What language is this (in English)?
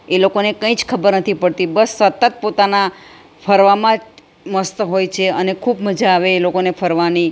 Gujarati